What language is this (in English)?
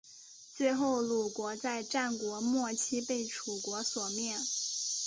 Chinese